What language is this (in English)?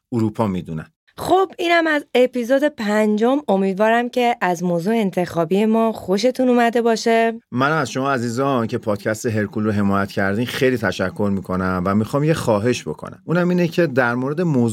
Persian